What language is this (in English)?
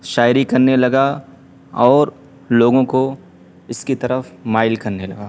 Urdu